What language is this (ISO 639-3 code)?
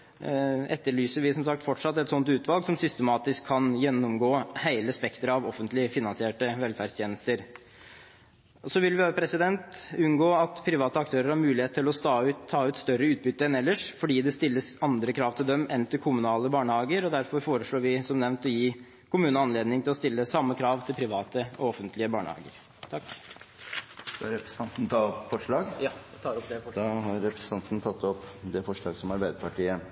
nor